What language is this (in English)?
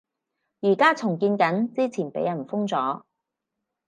Cantonese